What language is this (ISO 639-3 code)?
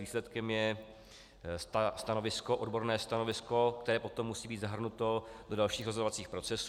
ces